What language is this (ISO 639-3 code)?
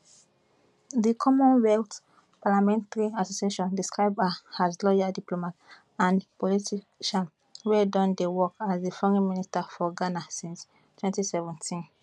pcm